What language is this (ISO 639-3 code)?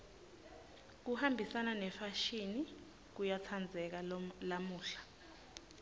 ssw